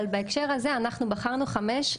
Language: Hebrew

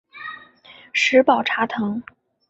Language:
Chinese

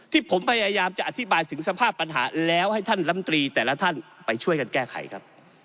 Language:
Thai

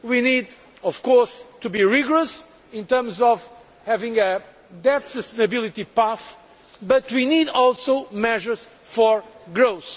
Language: English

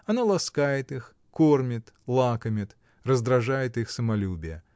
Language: Russian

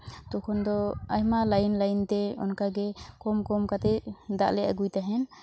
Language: Santali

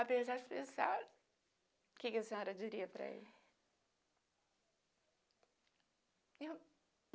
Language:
Portuguese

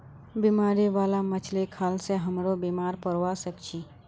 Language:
Magahi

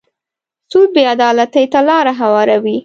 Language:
Pashto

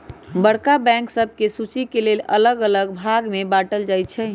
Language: Magahi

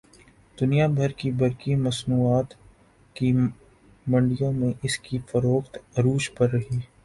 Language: Urdu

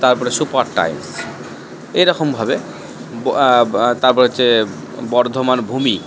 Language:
Bangla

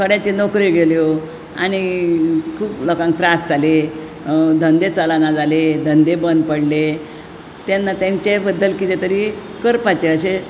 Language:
Konkani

